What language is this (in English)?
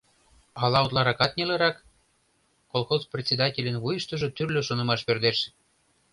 Mari